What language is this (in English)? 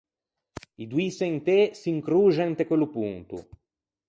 Ligurian